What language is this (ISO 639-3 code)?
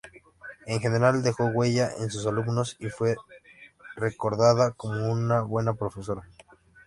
spa